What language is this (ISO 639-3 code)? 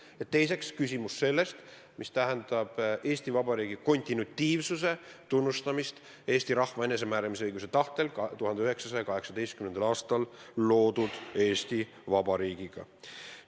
est